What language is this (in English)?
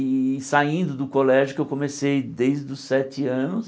Portuguese